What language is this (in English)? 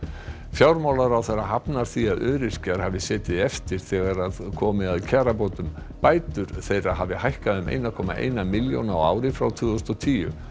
Icelandic